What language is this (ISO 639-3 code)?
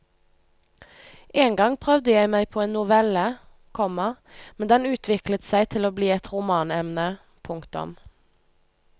nor